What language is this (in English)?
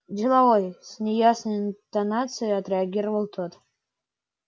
Russian